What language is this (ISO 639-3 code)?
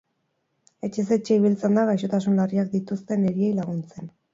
eus